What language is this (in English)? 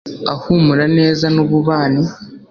Kinyarwanda